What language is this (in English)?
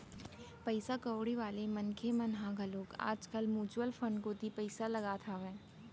Chhattisgarhi